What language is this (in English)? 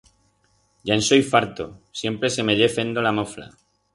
Aragonese